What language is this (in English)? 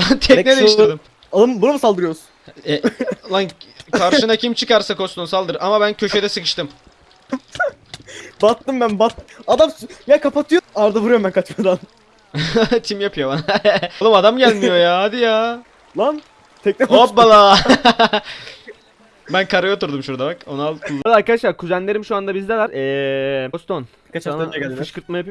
Turkish